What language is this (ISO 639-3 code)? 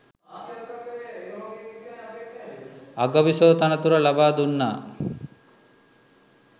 sin